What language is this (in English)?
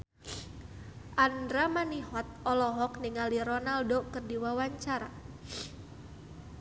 Sundanese